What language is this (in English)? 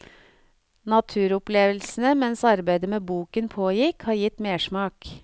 Norwegian